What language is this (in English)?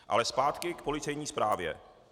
Czech